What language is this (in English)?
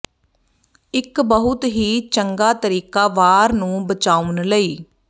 Punjabi